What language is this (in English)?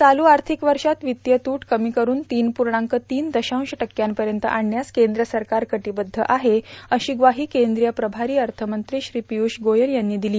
Marathi